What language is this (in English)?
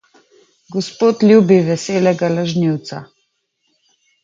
Slovenian